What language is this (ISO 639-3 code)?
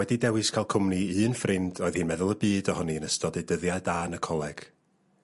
cym